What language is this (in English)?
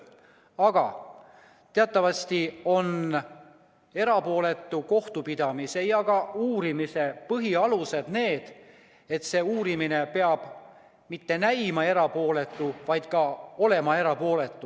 Estonian